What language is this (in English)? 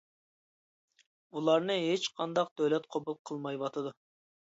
Uyghur